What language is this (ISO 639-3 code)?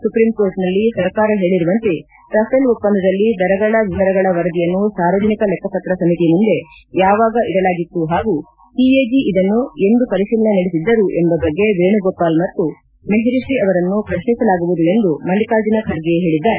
kan